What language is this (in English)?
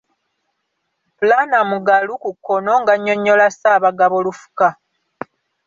Ganda